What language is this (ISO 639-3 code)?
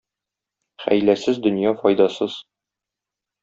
tat